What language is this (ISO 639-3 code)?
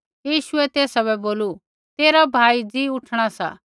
kfx